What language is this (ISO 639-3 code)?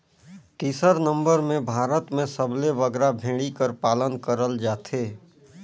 hne